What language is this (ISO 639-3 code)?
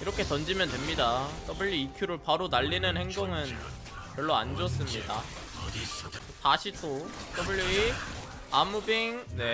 kor